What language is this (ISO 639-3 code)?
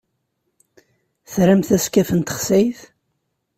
kab